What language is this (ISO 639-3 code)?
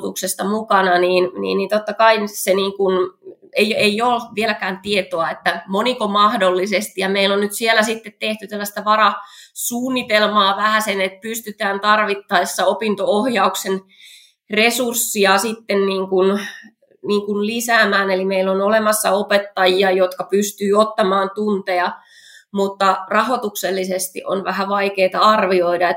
fin